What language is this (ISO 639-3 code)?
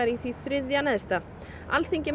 isl